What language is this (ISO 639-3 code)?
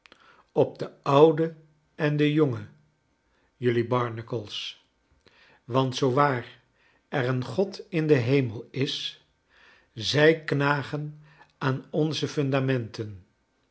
nld